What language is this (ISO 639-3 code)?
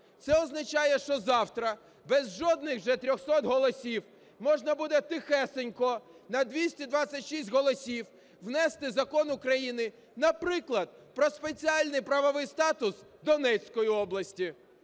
ukr